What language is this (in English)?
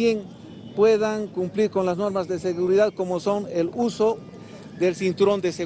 Spanish